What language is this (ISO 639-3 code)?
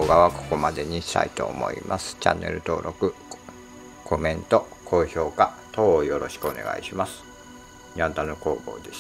jpn